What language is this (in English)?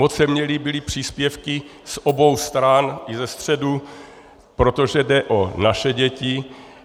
Czech